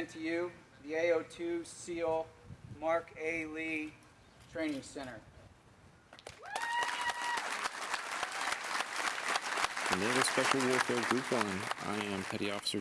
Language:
English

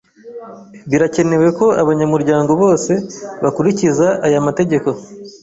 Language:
Kinyarwanda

